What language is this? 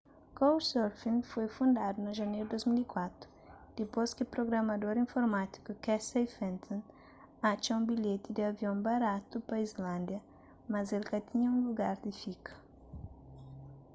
Kabuverdianu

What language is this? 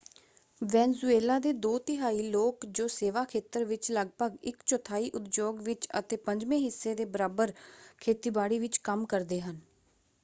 Punjabi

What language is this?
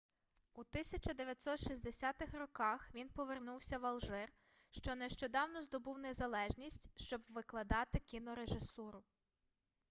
Ukrainian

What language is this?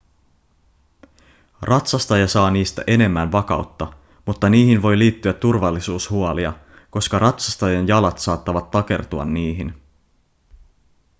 Finnish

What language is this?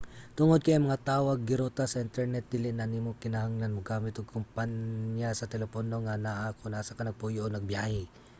Cebuano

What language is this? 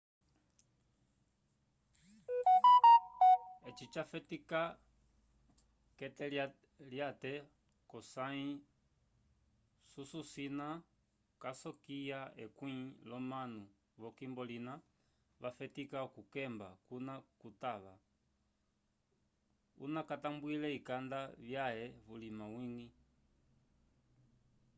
Umbundu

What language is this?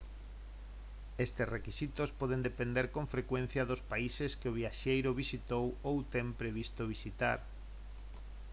Galician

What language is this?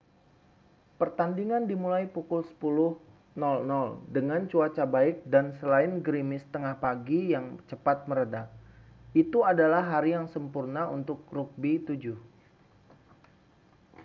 Indonesian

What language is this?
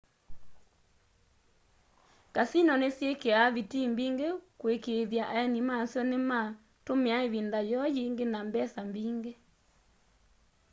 Kamba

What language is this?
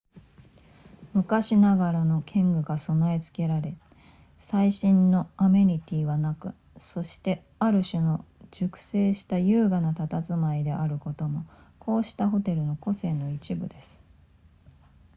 Japanese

